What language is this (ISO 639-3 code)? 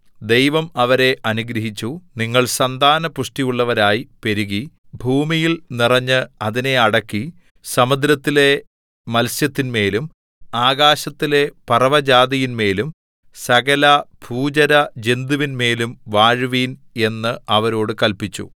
mal